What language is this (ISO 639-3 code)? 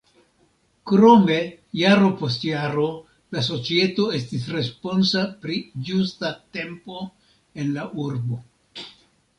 epo